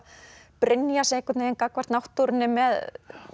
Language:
Icelandic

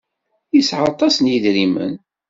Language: Kabyle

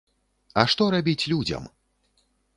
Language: Belarusian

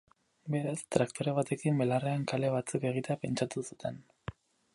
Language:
Basque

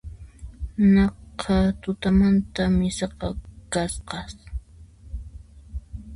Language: Puno Quechua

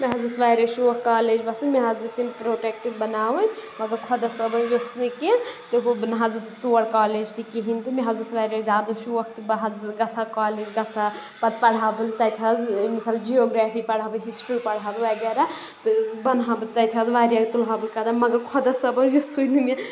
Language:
Kashmiri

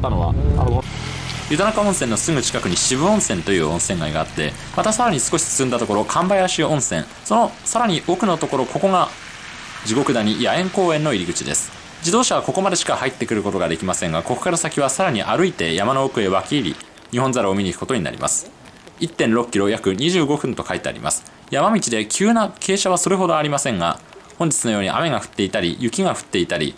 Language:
Japanese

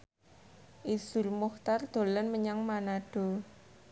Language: Javanese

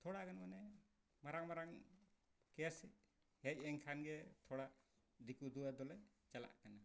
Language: Santali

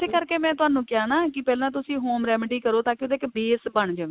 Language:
Punjabi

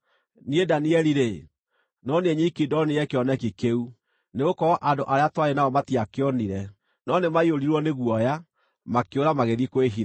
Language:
Kikuyu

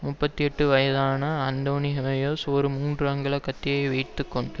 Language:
Tamil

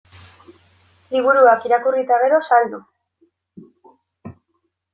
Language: Basque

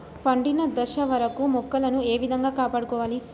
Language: Telugu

